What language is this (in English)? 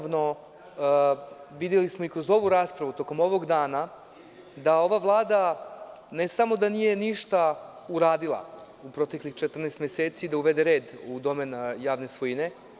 Serbian